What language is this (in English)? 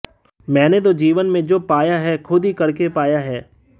Hindi